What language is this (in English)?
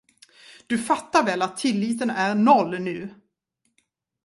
Swedish